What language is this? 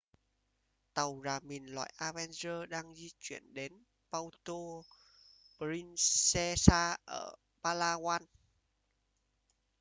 Vietnamese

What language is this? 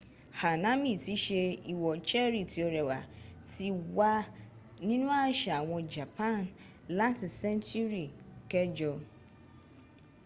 Yoruba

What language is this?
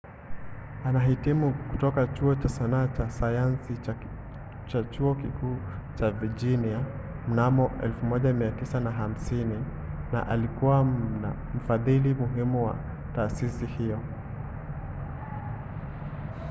Swahili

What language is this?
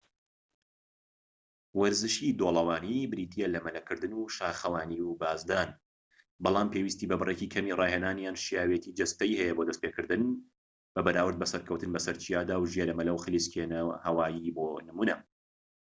Central Kurdish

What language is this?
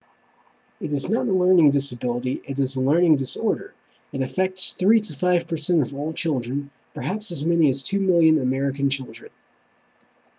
English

